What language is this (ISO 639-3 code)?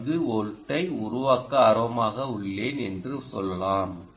tam